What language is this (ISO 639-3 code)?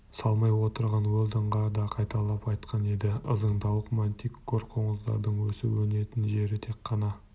kaz